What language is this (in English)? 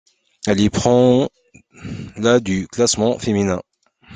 French